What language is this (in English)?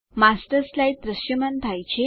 Gujarati